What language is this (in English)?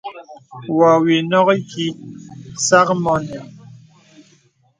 Bebele